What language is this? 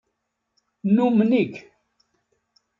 Kabyle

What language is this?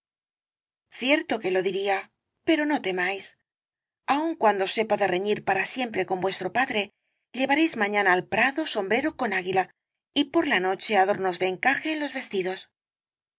Spanish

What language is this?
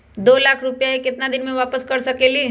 Magahi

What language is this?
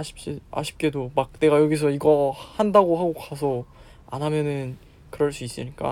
Korean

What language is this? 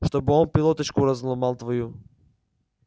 Russian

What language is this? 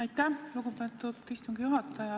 Estonian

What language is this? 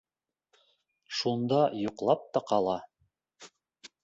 Bashkir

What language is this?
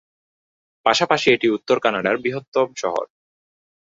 Bangla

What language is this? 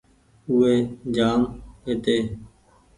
Goaria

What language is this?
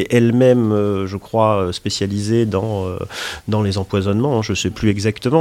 French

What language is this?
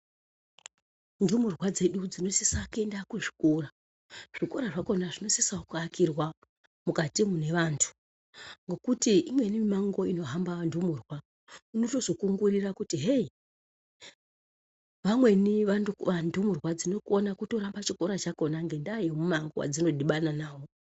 Ndau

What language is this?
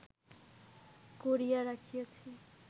Bangla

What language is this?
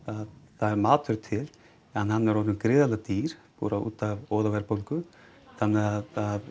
Icelandic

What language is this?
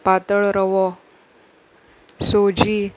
Konkani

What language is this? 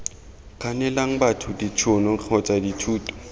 Tswana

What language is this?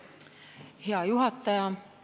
Estonian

